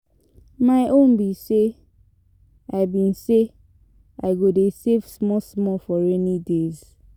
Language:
Nigerian Pidgin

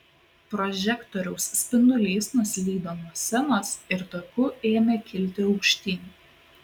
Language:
Lithuanian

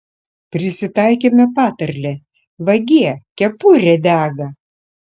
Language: Lithuanian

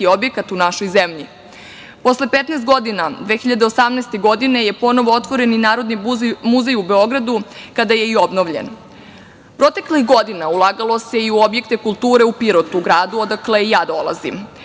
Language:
Serbian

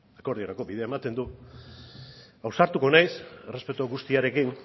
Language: Basque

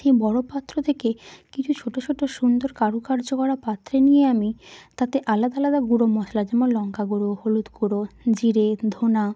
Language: Bangla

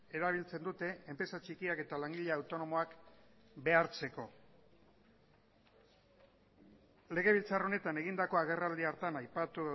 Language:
Basque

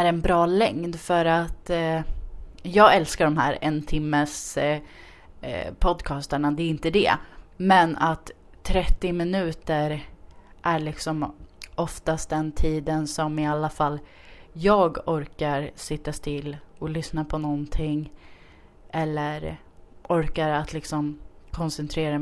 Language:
Swedish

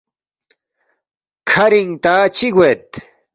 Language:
Balti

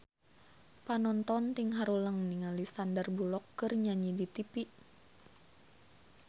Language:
Sundanese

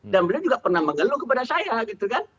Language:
Indonesian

